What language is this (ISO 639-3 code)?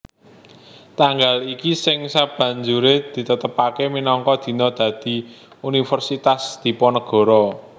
jav